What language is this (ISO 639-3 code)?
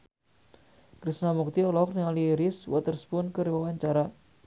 sun